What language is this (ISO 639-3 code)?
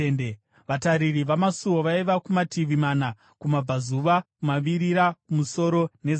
sna